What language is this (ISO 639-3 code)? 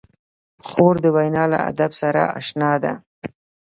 pus